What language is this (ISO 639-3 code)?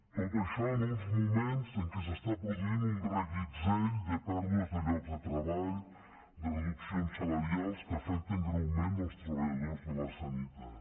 cat